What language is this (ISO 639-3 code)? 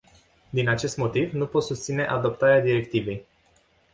ron